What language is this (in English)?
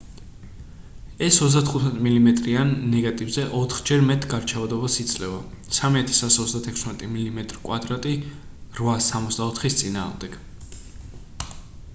Georgian